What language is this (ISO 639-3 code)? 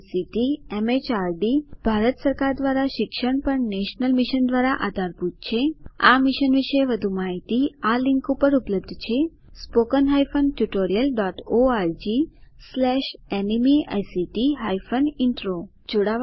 guj